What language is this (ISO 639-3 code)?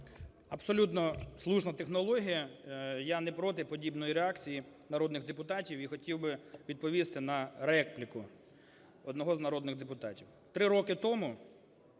ukr